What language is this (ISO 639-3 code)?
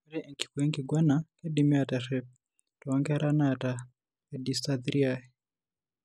mas